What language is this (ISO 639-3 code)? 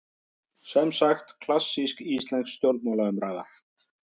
isl